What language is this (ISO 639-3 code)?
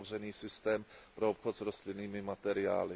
ces